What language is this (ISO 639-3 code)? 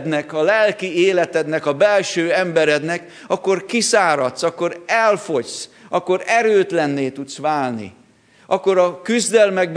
hun